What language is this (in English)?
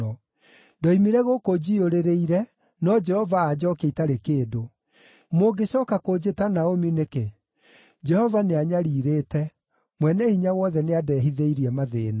Kikuyu